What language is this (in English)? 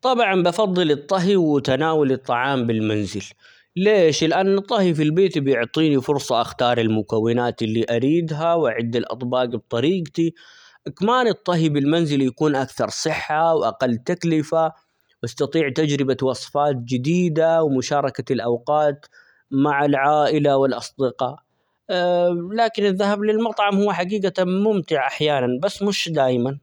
Omani Arabic